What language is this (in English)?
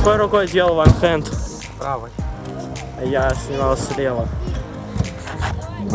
Russian